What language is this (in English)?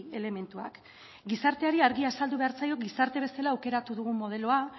Basque